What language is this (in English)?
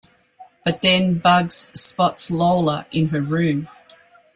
English